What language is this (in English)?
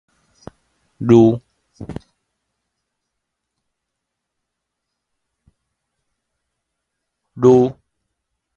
Min Nan Chinese